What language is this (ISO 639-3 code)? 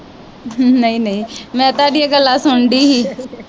pan